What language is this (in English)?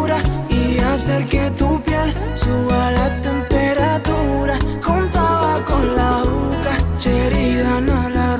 Spanish